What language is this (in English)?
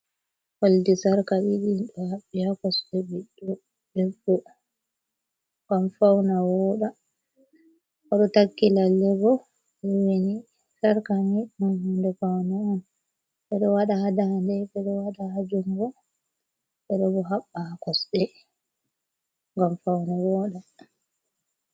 Fula